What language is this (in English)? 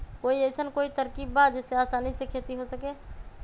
Magahi